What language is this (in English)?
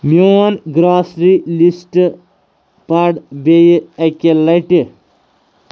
Kashmiri